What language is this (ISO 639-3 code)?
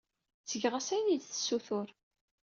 kab